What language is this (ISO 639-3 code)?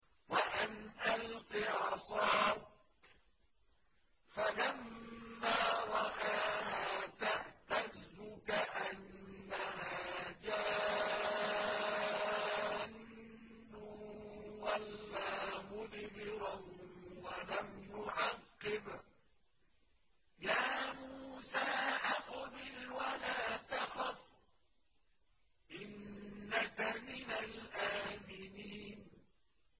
ara